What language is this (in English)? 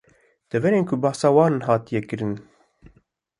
Kurdish